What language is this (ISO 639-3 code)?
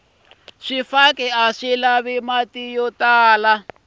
tso